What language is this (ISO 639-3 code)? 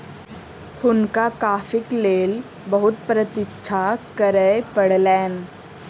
mai